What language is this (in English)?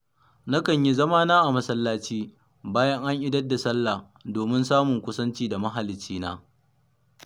Hausa